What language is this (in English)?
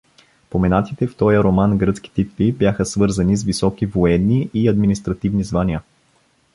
Bulgarian